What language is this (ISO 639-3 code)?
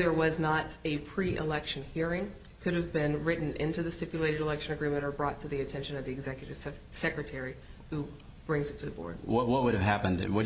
eng